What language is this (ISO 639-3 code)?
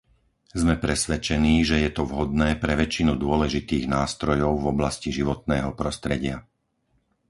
slk